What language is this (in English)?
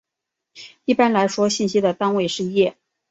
Chinese